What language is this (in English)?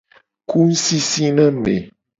Gen